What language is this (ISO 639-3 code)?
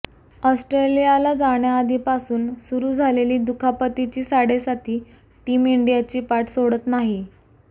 mar